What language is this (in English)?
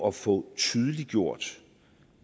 Danish